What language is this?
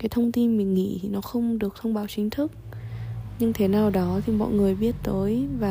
Vietnamese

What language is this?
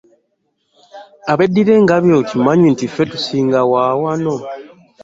Ganda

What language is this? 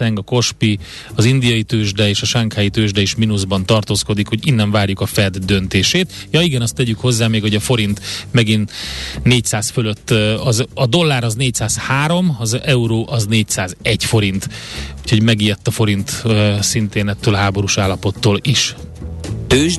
Hungarian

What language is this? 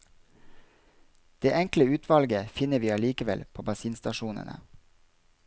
Norwegian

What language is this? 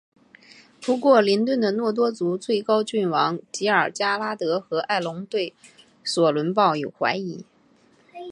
Chinese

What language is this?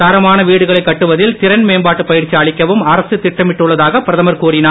Tamil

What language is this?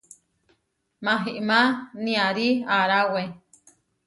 Huarijio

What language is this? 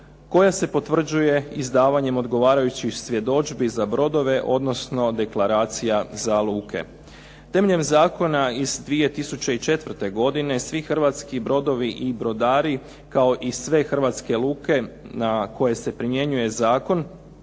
Croatian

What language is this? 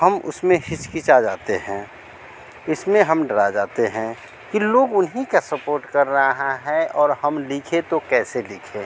Hindi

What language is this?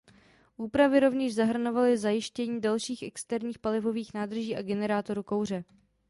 Czech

